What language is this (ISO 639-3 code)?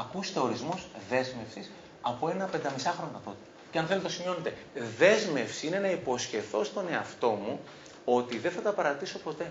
ell